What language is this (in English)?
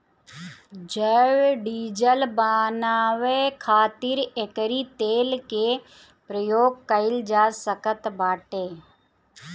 Bhojpuri